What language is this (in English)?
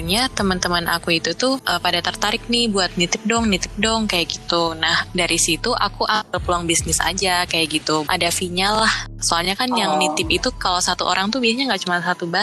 Indonesian